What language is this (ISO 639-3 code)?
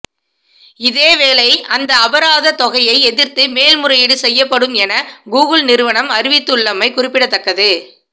tam